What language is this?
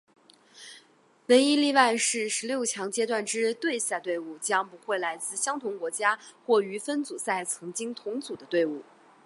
Chinese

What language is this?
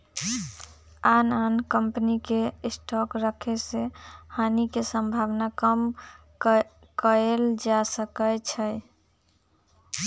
Magahi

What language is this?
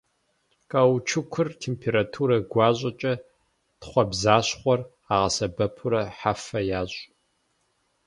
Kabardian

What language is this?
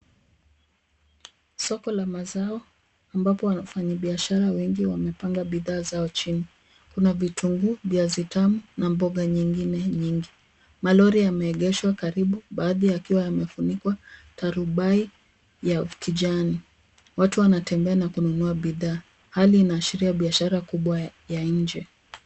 Swahili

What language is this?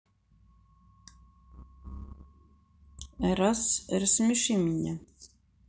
Russian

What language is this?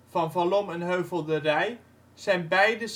Dutch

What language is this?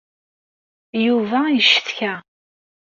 Kabyle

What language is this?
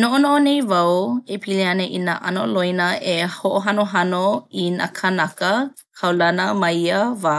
Hawaiian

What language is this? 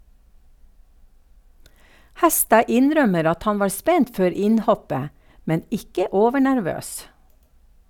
Norwegian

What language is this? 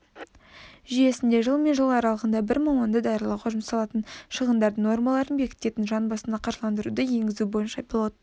Kazakh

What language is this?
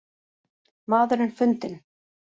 Icelandic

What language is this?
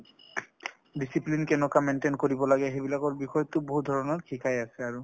Assamese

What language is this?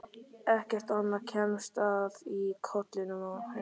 Icelandic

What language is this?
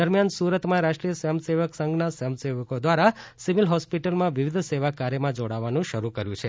Gujarati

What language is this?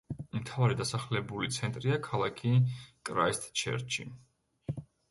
Georgian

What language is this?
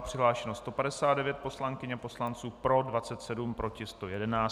Czech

